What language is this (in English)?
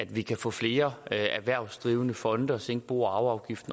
Danish